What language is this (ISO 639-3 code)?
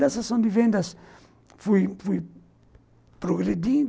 por